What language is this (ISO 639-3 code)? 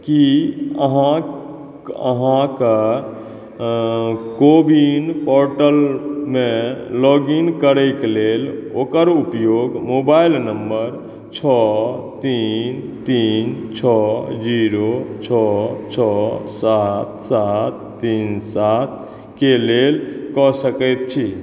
mai